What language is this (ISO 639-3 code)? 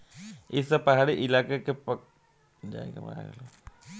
bho